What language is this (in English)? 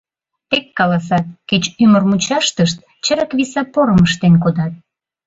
Mari